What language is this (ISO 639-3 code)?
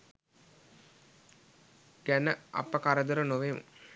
sin